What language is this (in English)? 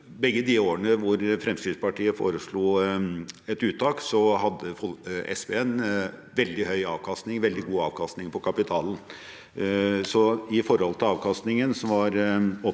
Norwegian